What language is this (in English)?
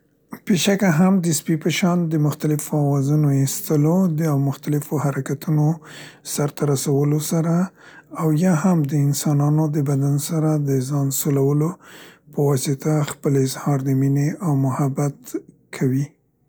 Central Pashto